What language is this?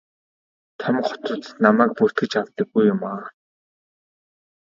Mongolian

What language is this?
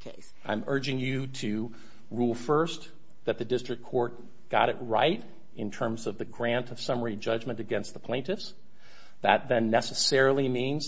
English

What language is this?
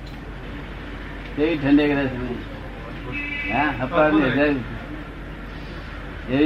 Gujarati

